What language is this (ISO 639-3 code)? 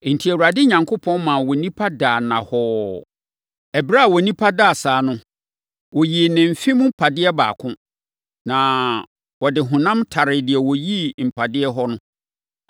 aka